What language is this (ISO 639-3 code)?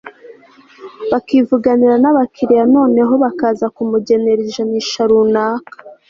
kin